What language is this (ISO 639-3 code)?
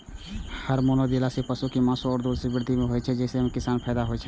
mai